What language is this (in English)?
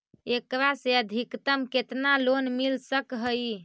Magahi